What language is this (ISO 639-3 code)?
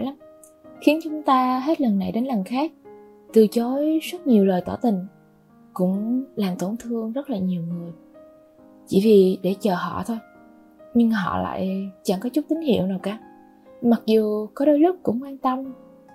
vie